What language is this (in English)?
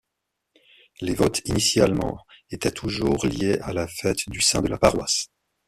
French